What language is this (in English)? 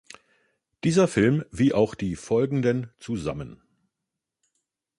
German